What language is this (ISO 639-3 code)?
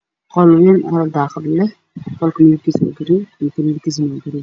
som